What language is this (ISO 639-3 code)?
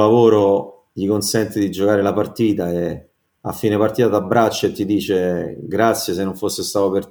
ita